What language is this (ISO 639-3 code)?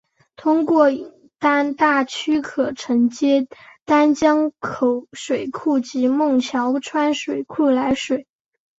zho